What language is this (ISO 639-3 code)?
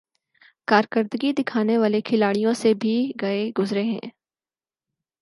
urd